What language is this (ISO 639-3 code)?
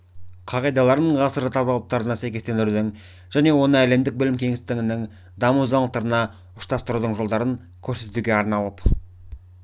kaz